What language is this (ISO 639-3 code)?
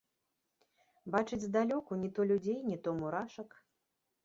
bel